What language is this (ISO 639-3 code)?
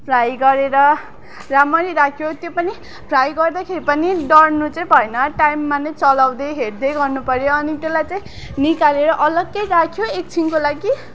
nep